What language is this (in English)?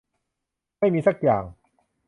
Thai